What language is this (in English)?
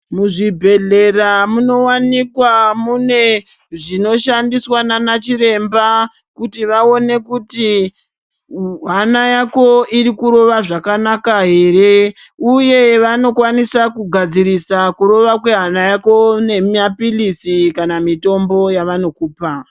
Ndau